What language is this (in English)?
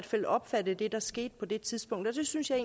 Danish